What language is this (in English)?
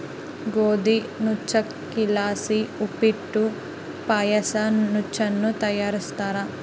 Kannada